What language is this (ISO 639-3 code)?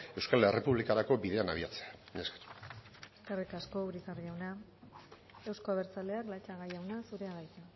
eus